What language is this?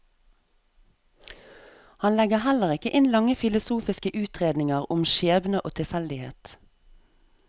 Norwegian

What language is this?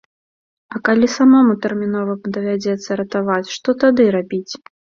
Belarusian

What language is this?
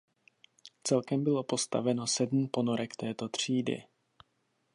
Czech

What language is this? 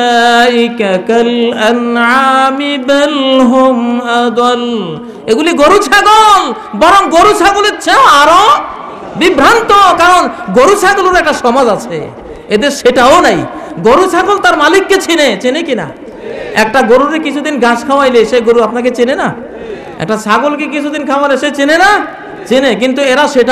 Arabic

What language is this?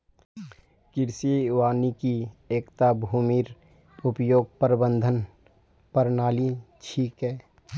Magahi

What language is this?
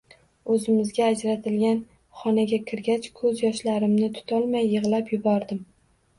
Uzbek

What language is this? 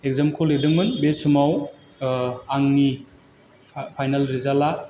Bodo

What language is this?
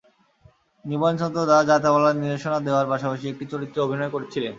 Bangla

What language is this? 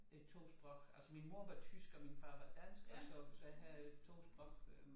Danish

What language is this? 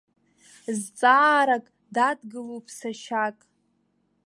Abkhazian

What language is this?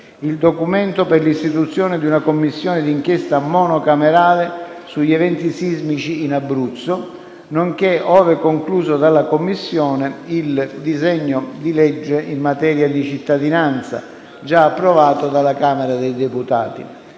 Italian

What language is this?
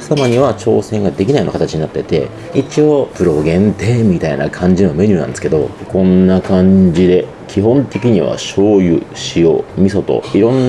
Japanese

